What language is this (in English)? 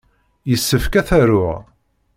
Kabyle